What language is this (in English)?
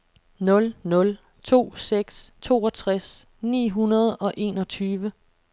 Danish